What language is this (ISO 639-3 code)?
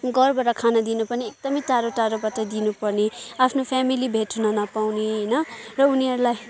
nep